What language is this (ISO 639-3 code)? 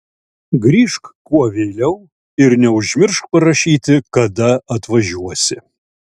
lit